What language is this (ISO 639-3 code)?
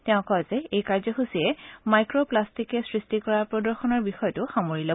asm